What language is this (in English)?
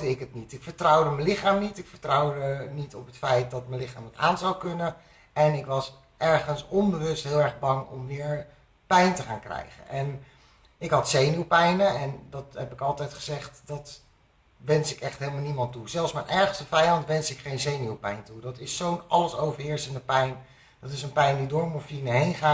Dutch